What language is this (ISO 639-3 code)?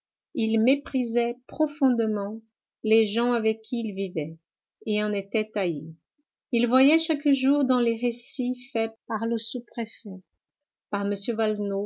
fra